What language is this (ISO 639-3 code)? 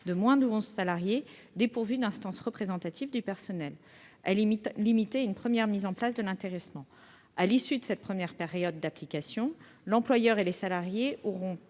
fra